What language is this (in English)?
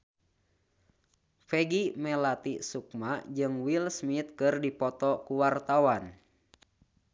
Sundanese